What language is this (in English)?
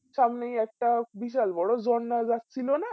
Bangla